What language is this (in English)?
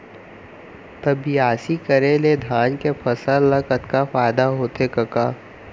Chhattisgarhi